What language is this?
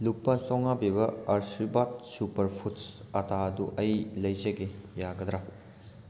Manipuri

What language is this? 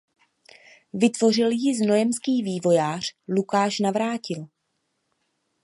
Czech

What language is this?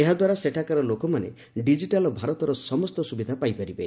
Odia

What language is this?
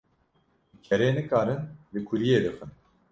Kurdish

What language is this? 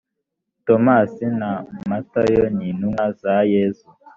Kinyarwanda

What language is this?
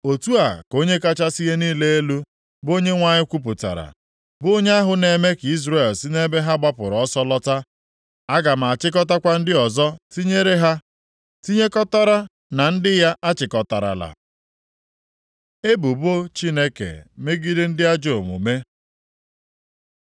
Igbo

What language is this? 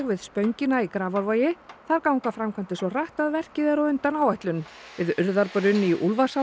Icelandic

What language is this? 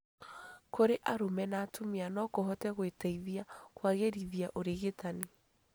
Kikuyu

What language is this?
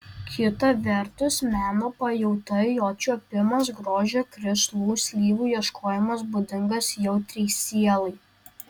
Lithuanian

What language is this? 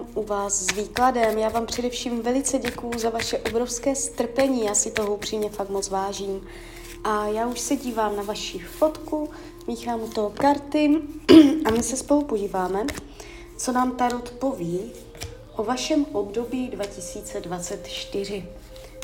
Czech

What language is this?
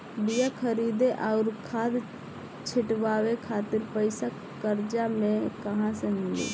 Bhojpuri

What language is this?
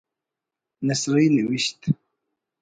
Brahui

